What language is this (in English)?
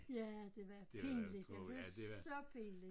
Danish